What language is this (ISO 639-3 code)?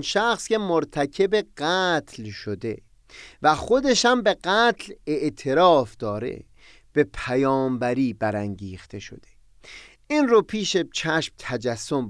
fas